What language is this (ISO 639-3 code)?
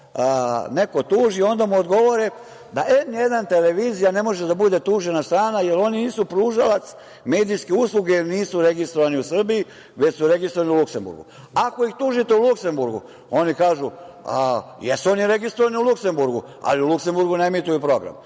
srp